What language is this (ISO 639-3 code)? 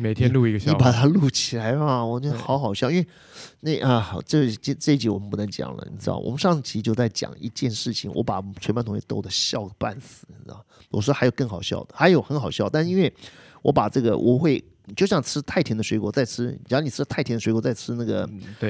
zho